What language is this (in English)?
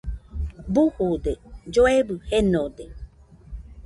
Nüpode Huitoto